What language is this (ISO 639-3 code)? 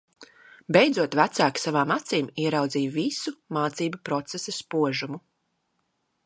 lav